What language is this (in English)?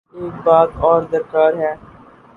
Urdu